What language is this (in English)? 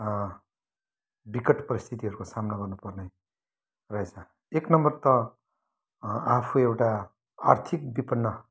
Nepali